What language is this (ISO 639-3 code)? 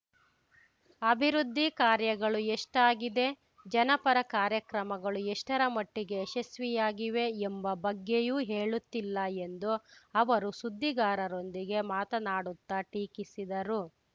kan